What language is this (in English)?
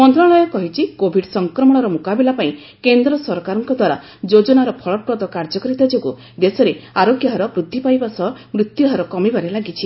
Odia